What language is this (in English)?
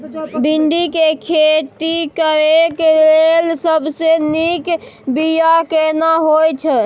Maithili